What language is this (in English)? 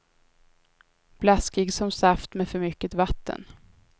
Swedish